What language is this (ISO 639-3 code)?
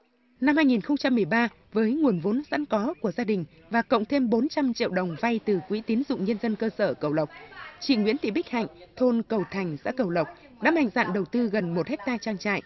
vie